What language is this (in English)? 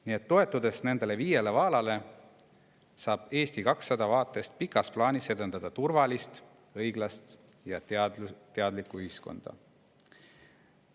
Estonian